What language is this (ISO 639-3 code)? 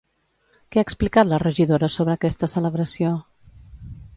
cat